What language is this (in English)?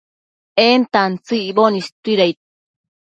Matsés